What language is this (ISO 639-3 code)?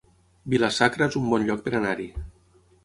cat